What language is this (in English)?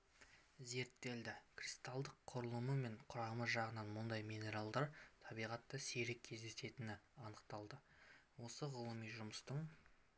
Kazakh